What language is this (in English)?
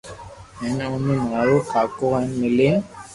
Loarki